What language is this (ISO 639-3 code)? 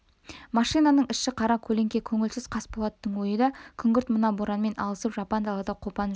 kaz